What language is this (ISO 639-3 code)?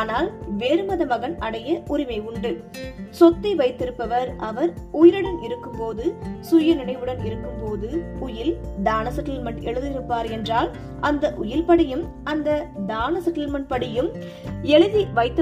tam